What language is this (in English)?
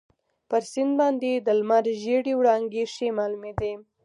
Pashto